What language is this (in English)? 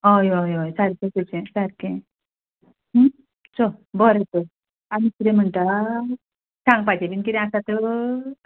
Konkani